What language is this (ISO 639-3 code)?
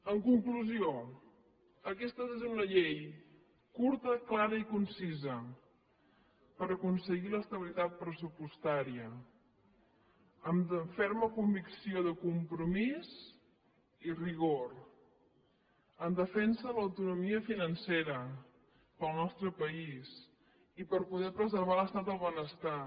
cat